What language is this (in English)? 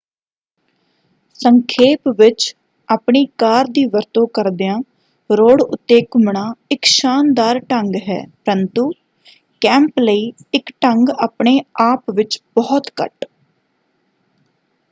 Punjabi